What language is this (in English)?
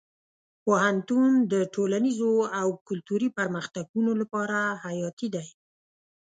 Pashto